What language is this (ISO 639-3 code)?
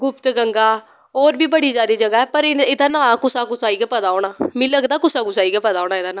doi